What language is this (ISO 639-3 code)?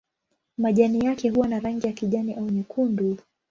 swa